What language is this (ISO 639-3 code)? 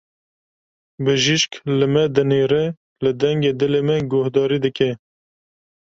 kur